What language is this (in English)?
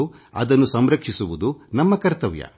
Kannada